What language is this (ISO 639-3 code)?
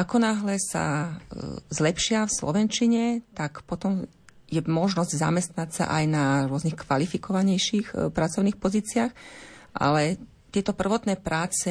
slk